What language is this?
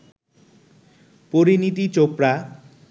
Bangla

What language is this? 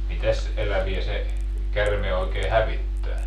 Finnish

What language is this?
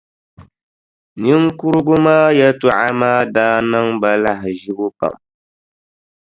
Dagbani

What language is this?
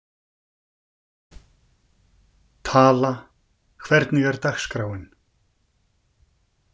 Icelandic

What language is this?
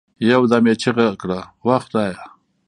Pashto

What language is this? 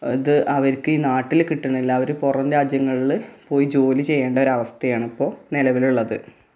Malayalam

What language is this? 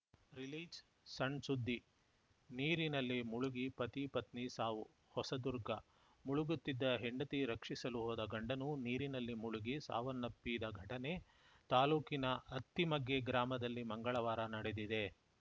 Kannada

